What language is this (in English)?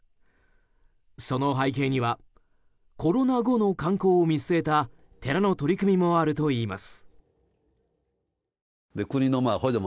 Japanese